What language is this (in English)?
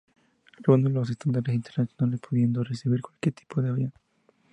Spanish